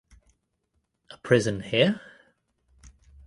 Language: English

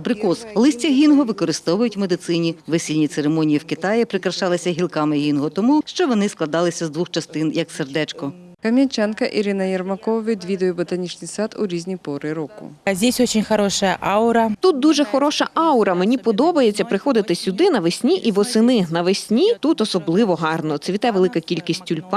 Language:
Ukrainian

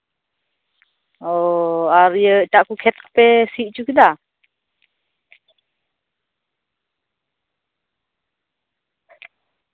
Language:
Santali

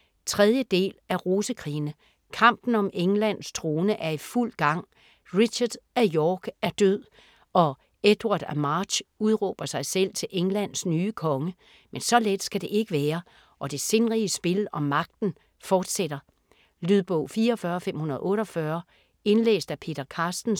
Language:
Danish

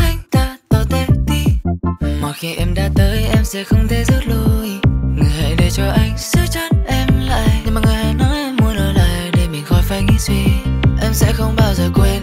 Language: Vietnamese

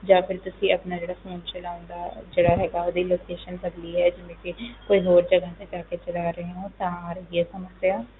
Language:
Punjabi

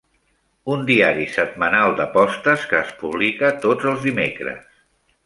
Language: Catalan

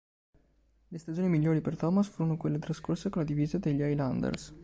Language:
Italian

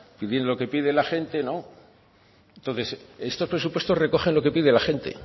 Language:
Spanish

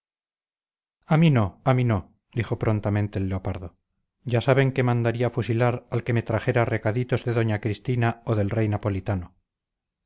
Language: Spanish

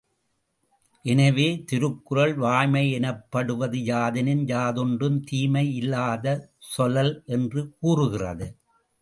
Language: Tamil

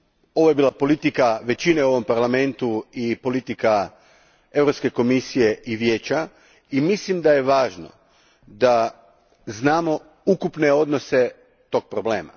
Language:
Croatian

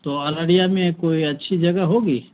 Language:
Urdu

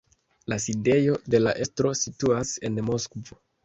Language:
Esperanto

